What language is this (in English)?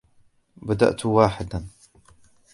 Arabic